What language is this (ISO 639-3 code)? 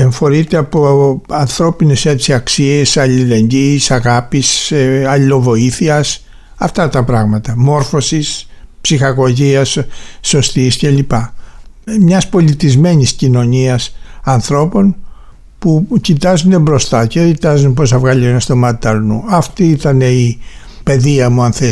ell